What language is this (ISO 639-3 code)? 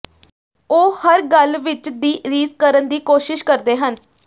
pan